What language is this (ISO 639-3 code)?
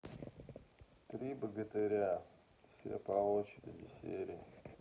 rus